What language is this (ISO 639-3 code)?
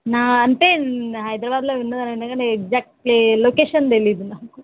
tel